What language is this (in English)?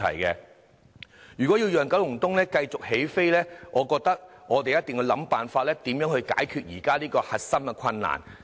Cantonese